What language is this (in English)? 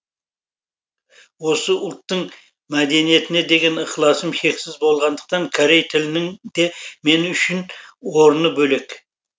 Kazakh